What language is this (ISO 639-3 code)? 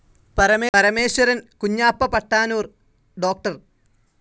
mal